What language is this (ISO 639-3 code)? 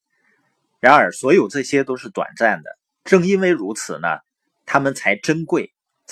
zho